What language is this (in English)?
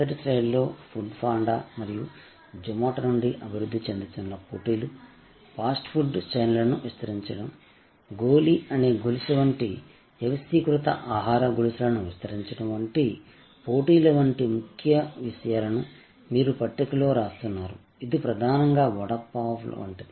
Telugu